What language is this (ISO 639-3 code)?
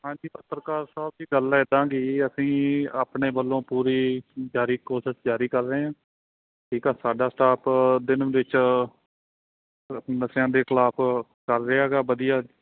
pan